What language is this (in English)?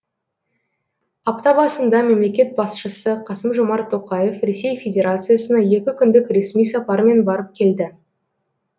Kazakh